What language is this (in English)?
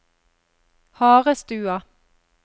Norwegian